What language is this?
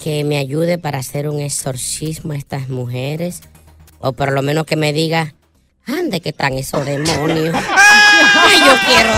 Spanish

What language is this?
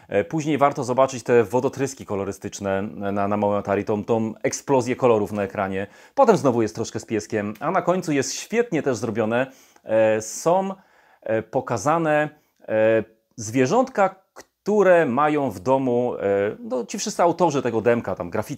Polish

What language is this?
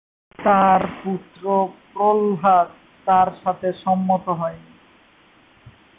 Bangla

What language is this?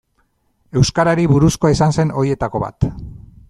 Basque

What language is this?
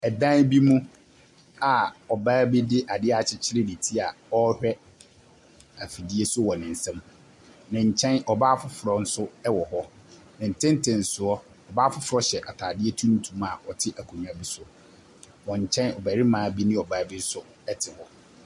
Akan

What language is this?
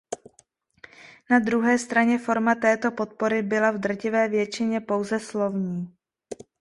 Czech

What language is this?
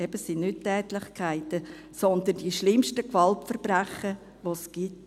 Swiss German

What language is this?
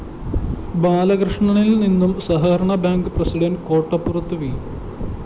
Malayalam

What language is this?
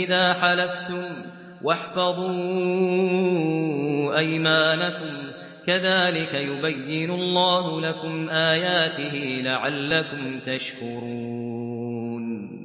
Arabic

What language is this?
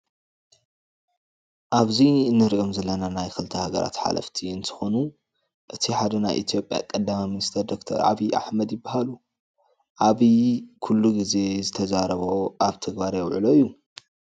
Tigrinya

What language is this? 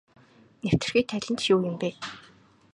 Mongolian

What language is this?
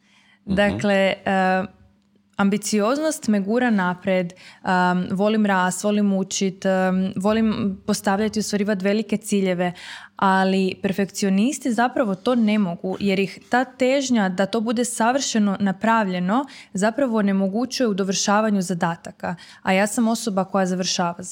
Croatian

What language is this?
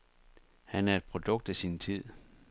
Danish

